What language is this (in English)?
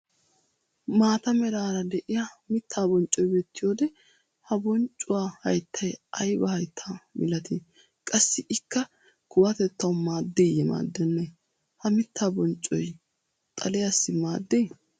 Wolaytta